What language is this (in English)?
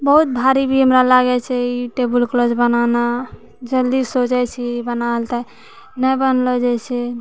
Maithili